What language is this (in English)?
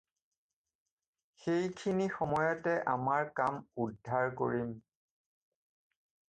Assamese